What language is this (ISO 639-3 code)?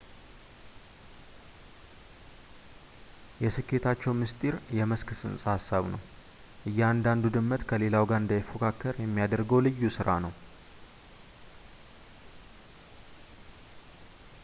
amh